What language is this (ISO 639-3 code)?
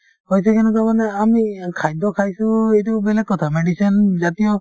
asm